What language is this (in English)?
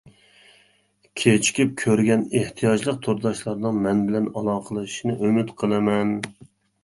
Uyghur